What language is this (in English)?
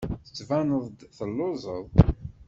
Kabyle